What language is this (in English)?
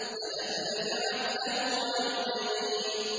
Arabic